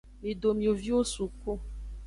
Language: Aja (Benin)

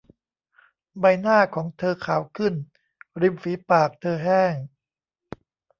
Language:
Thai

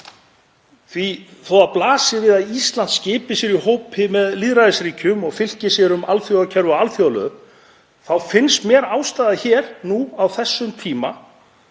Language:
Icelandic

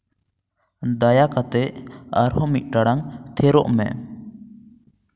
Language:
Santali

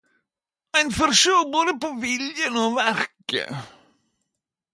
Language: Norwegian Nynorsk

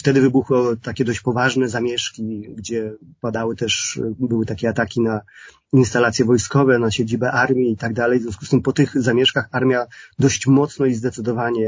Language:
Polish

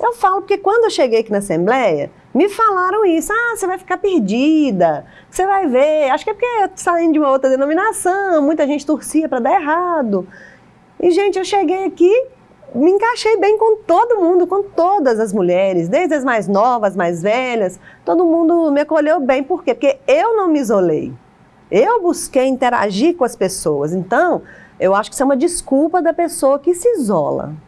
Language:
Portuguese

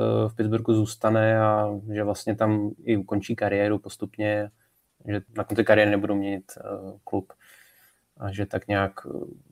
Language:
Czech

